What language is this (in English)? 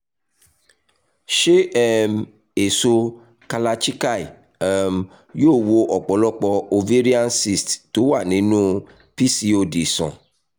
Yoruba